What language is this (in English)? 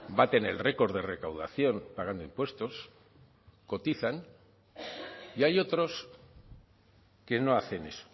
Spanish